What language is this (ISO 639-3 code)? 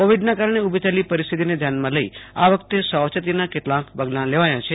guj